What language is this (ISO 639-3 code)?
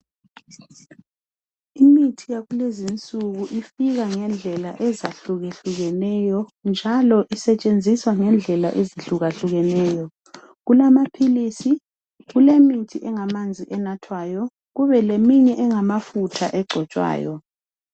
nde